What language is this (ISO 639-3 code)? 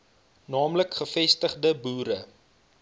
afr